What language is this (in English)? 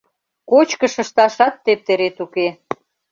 Mari